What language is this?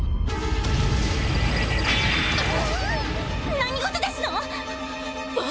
Japanese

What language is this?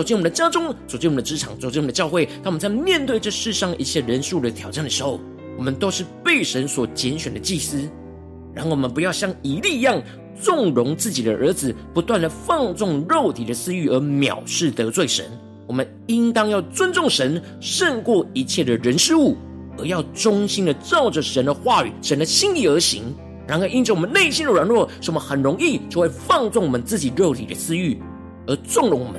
Chinese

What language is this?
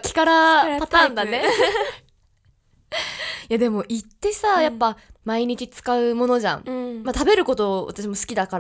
Japanese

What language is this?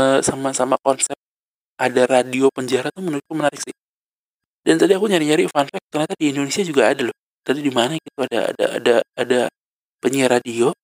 Indonesian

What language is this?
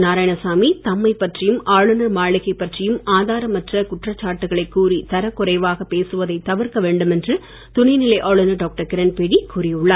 Tamil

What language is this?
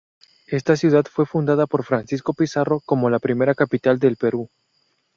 Spanish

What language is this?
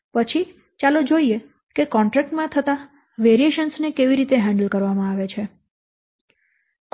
Gujarati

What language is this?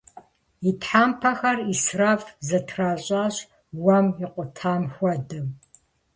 Kabardian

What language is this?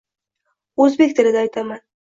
Uzbek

